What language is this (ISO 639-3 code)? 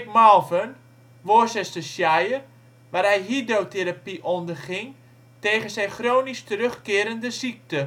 nld